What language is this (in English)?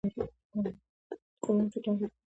Georgian